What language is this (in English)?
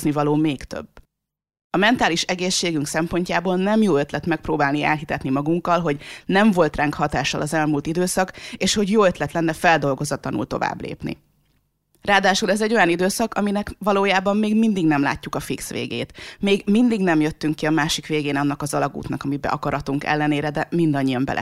Hungarian